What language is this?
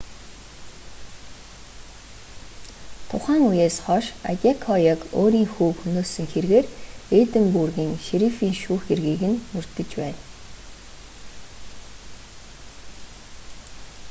Mongolian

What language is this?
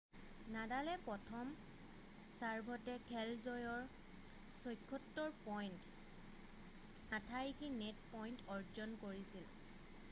Assamese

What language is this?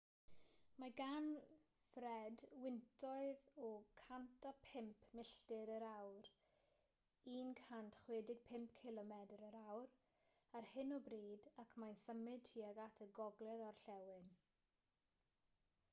Welsh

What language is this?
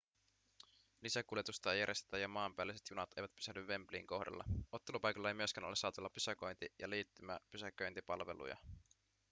Finnish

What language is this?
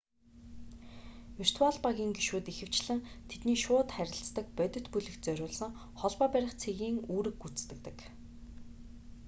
Mongolian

